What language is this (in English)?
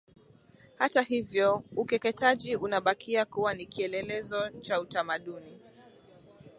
Swahili